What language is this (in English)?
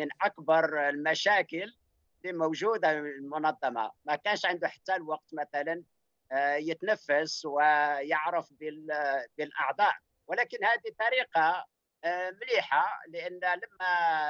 Arabic